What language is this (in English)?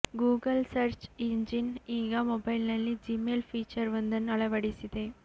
Kannada